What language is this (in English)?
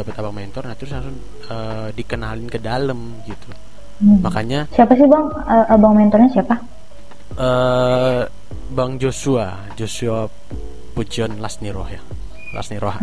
Indonesian